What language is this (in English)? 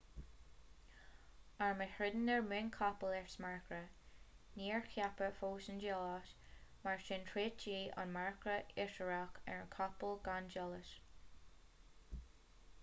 Irish